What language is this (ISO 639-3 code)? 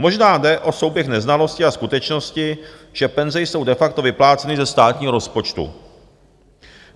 ces